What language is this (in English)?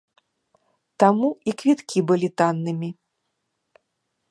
Belarusian